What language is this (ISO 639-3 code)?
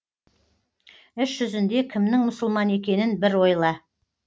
kaz